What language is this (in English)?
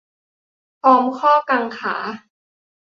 Thai